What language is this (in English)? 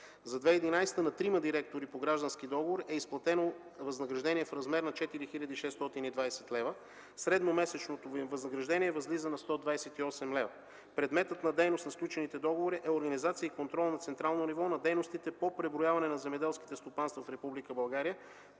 Bulgarian